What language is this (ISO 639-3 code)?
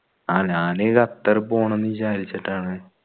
mal